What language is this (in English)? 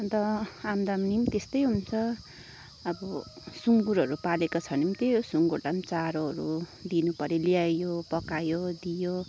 Nepali